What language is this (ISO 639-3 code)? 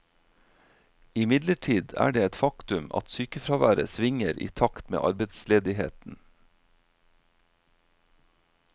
nor